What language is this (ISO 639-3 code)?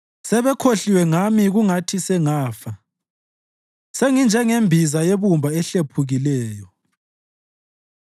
nde